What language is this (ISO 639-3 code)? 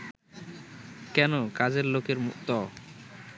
ben